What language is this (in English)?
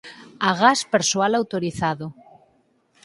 Galician